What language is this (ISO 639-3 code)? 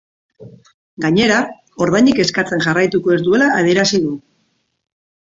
eus